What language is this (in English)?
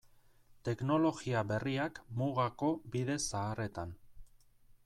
Basque